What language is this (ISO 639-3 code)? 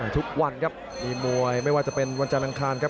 tha